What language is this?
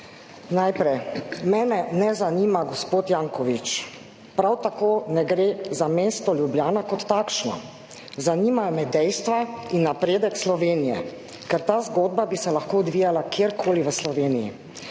Slovenian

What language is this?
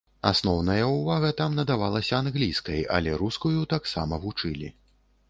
Belarusian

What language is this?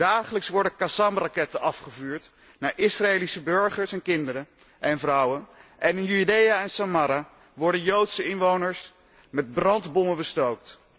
Dutch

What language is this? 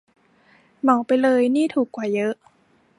Thai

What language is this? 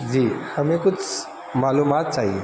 Urdu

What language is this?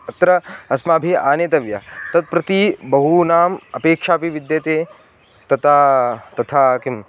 Sanskrit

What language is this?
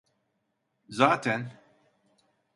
Turkish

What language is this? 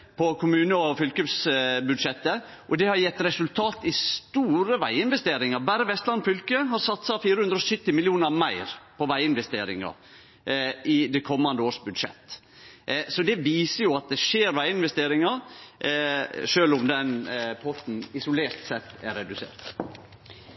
Norwegian Nynorsk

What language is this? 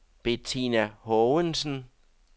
Danish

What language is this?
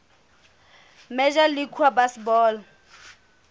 Southern Sotho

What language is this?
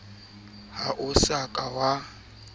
Southern Sotho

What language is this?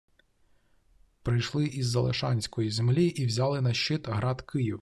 Ukrainian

